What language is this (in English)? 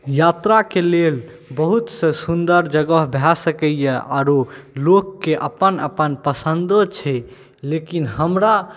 Maithili